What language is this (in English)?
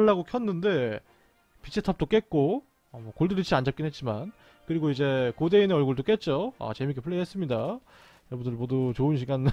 Korean